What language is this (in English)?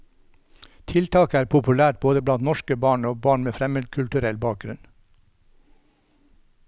Norwegian